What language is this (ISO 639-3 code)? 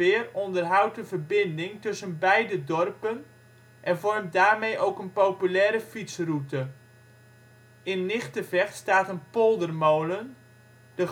nld